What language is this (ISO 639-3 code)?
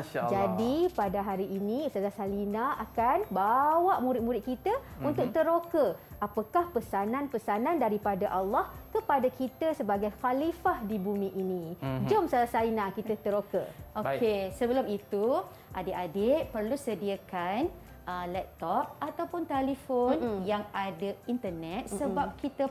msa